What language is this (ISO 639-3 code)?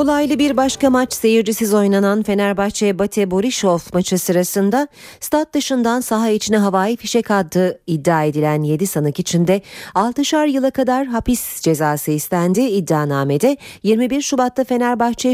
tur